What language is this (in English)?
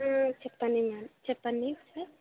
Telugu